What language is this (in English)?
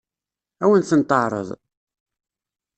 Kabyle